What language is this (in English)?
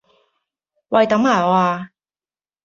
Cantonese